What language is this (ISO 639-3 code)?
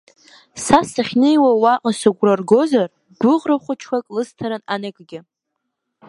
abk